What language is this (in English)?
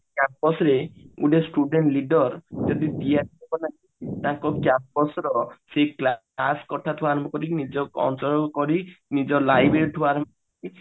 Odia